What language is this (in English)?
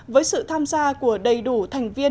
Vietnamese